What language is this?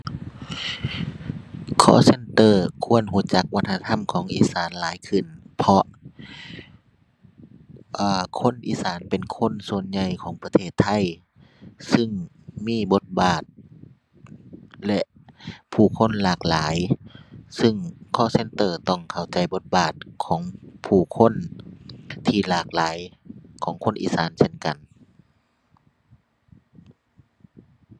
Thai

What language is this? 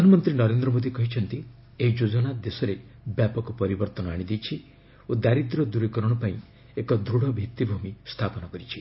Odia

